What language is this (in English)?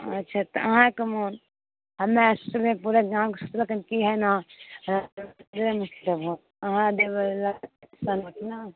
Maithili